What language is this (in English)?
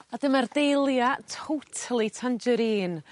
Welsh